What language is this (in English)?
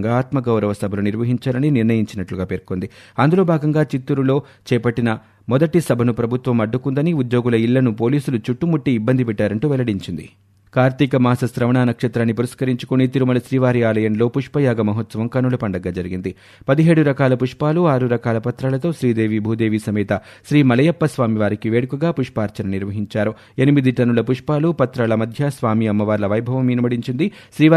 Telugu